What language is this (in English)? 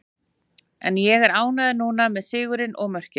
Icelandic